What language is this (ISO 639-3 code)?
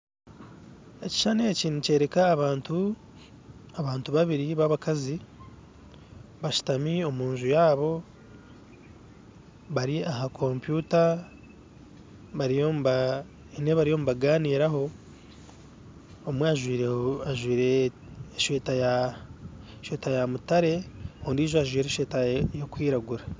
nyn